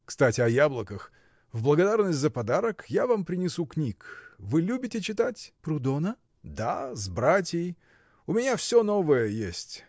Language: Russian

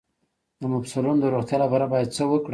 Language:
Pashto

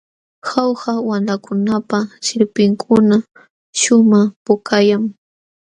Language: Jauja Wanca Quechua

